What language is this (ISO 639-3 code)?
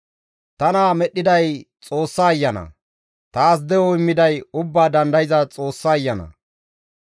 gmv